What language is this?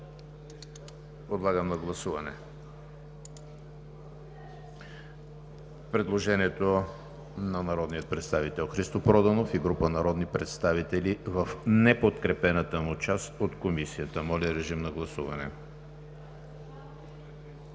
Bulgarian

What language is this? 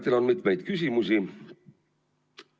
Estonian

